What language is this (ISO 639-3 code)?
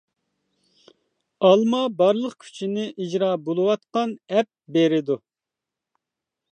uig